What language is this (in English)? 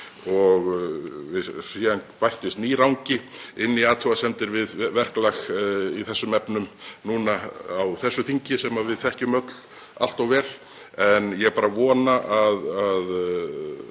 Icelandic